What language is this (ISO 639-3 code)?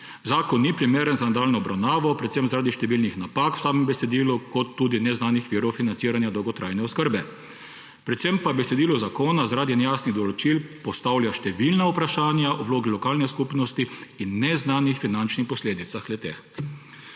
slv